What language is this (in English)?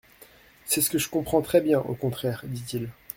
French